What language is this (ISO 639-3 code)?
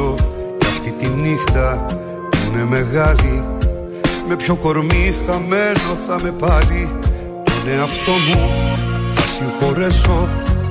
ell